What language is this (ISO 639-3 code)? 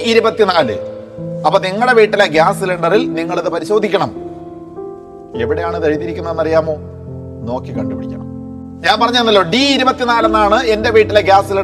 mal